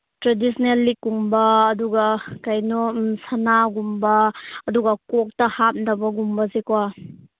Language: Manipuri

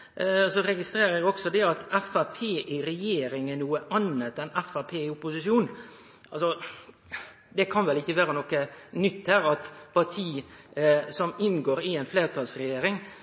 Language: Norwegian Nynorsk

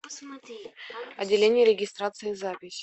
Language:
Russian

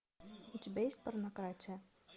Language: Russian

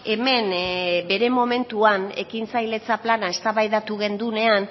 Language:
Basque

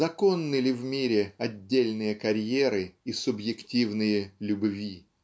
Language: Russian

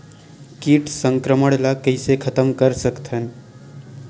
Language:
Chhattisgarhi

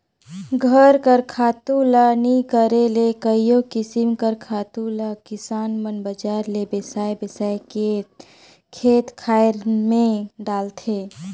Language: Chhattisgarhi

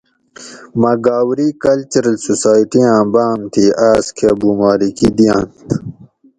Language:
Gawri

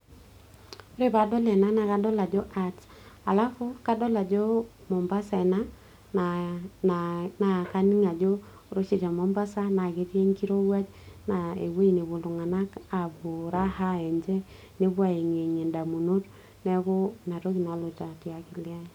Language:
Masai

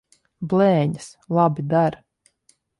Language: Latvian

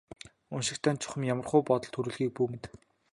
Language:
Mongolian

